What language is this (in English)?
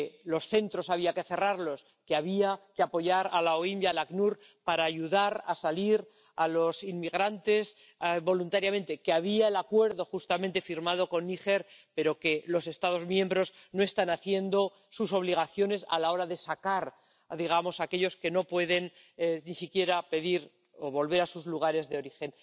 Spanish